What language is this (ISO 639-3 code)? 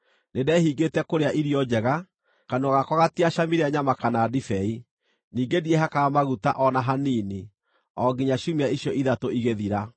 kik